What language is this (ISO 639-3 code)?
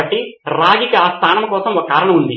tel